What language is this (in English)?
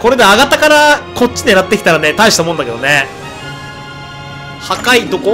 Japanese